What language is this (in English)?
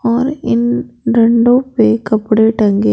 Hindi